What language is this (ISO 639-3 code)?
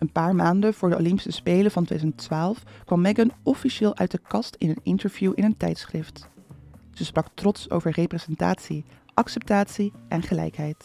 nld